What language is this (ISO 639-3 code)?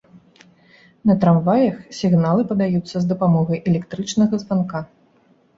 bel